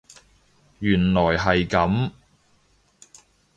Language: Cantonese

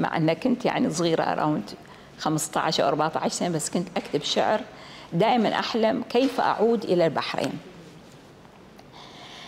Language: Arabic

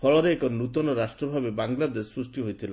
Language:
Odia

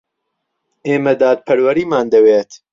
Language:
Central Kurdish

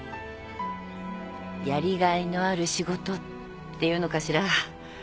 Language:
Japanese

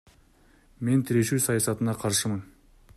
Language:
Kyrgyz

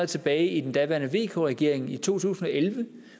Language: Danish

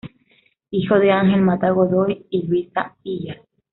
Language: Spanish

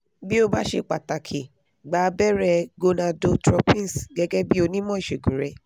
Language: Yoruba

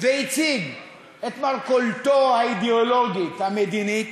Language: Hebrew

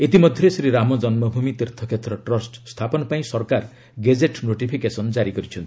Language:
Odia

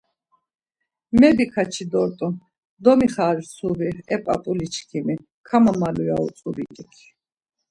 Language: Laz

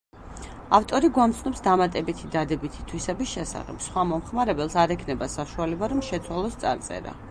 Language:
Georgian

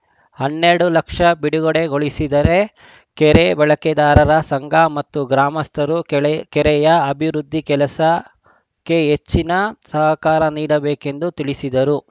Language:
Kannada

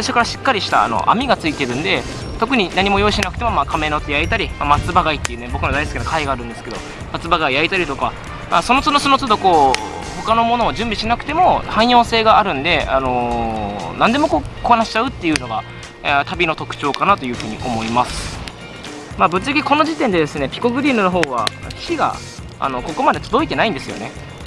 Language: Japanese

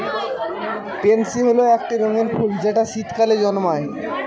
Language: Bangla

